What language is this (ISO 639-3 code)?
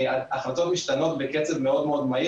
heb